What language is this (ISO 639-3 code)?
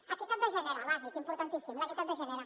cat